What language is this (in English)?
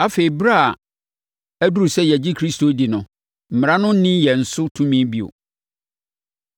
Akan